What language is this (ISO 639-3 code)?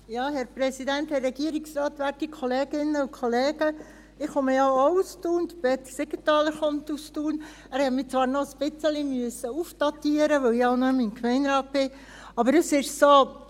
gsw